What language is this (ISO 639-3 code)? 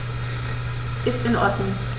deu